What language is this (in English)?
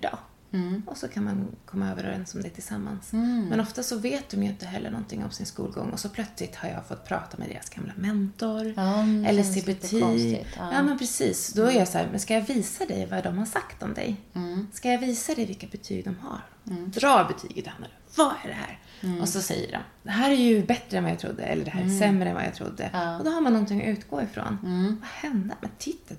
Swedish